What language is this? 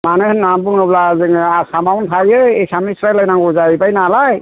Bodo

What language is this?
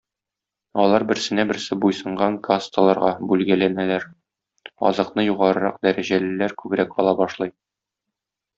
Tatar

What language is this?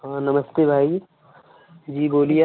Hindi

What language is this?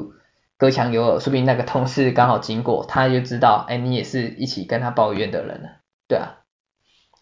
Chinese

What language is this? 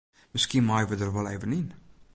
Western Frisian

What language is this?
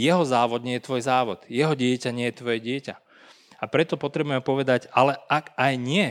Slovak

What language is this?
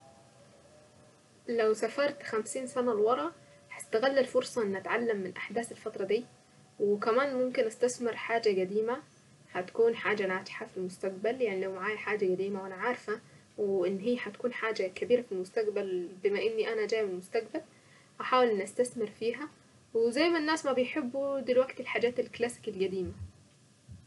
Saidi Arabic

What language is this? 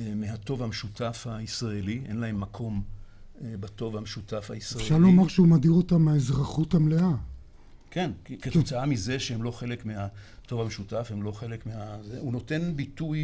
Hebrew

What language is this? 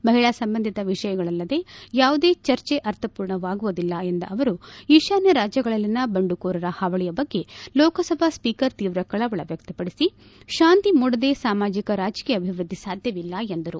Kannada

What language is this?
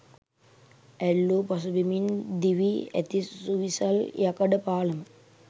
Sinhala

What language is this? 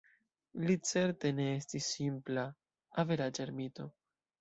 Esperanto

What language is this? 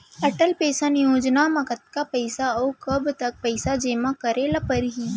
Chhattisgarhi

